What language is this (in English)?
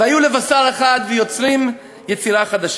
Hebrew